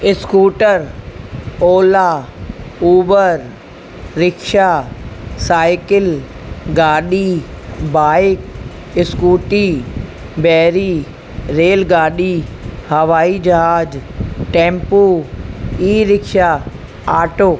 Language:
Sindhi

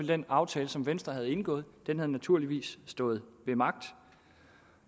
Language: Danish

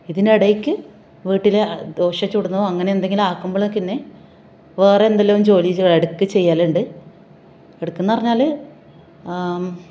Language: Malayalam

